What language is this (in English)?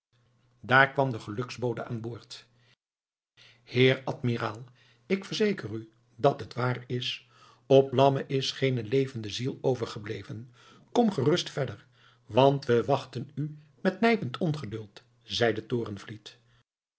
Dutch